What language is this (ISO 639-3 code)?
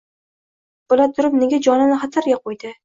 uzb